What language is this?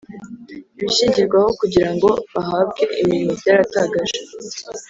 Kinyarwanda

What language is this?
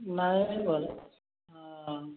Odia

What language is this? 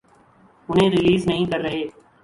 Urdu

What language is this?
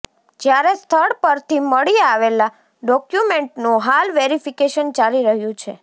Gujarati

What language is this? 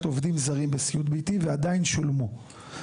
Hebrew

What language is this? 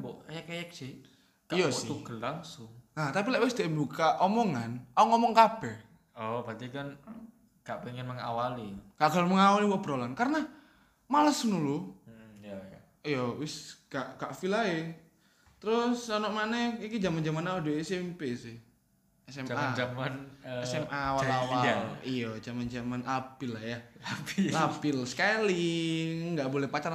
Indonesian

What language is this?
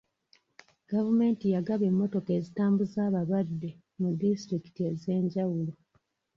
Ganda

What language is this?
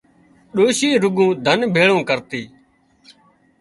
Wadiyara Koli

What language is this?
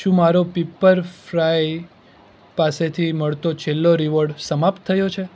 Gujarati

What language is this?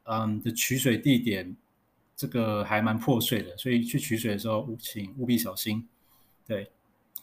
Chinese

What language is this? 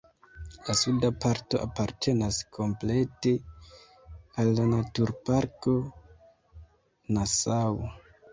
Esperanto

